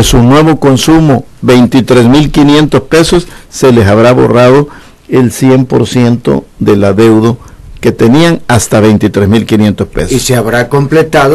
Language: Spanish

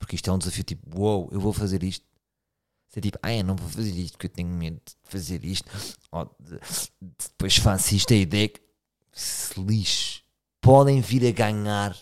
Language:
Portuguese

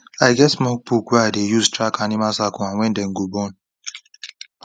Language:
Nigerian Pidgin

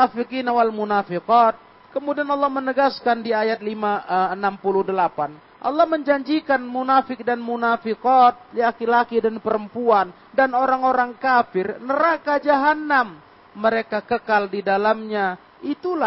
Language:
Indonesian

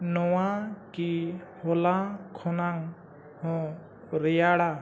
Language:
Santali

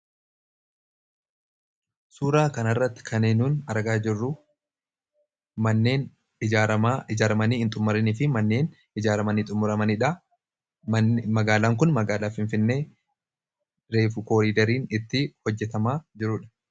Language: Oromo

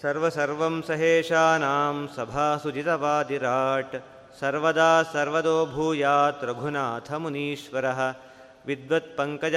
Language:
Kannada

